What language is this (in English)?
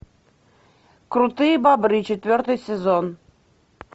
Russian